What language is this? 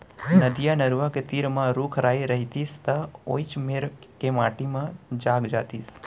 Chhattisgarhi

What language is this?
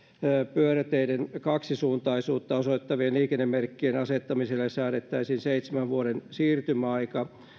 Finnish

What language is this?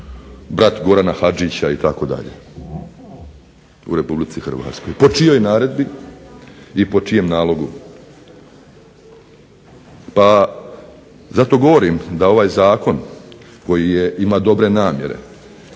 Croatian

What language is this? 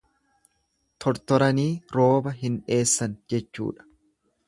Oromo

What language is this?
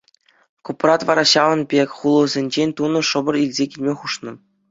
Chuvash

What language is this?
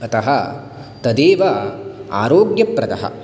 Sanskrit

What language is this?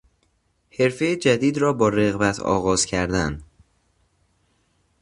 Persian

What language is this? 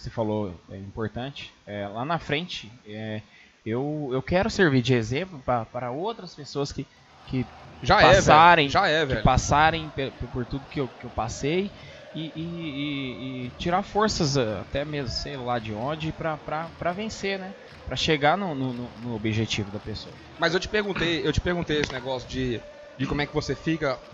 Portuguese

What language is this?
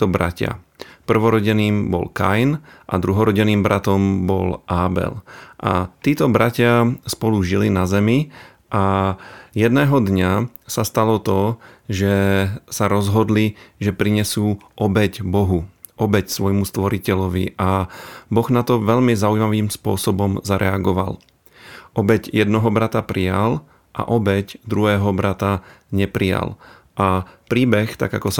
Slovak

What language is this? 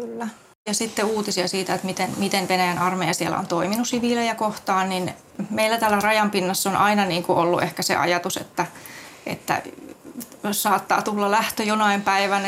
Finnish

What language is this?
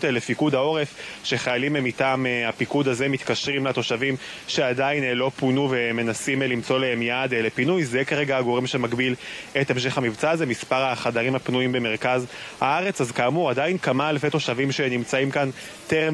Hebrew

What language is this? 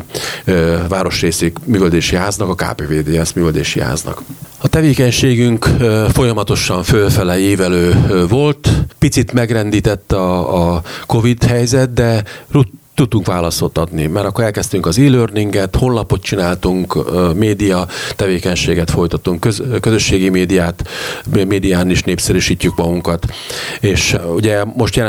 Hungarian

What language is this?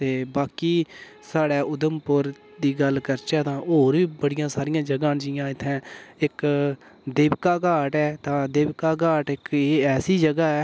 Dogri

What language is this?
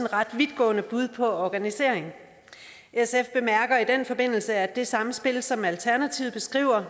Danish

